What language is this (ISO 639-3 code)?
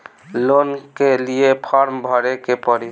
bho